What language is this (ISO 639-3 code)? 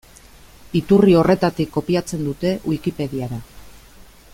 eus